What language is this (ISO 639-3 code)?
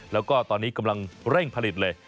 tha